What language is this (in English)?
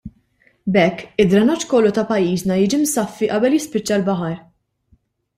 Maltese